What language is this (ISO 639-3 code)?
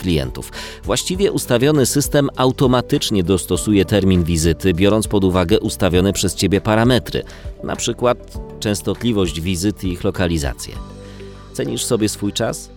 pol